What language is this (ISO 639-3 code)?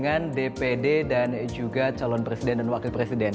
ind